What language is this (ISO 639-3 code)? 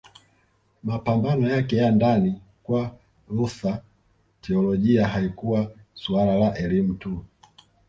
swa